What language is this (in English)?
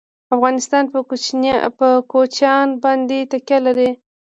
Pashto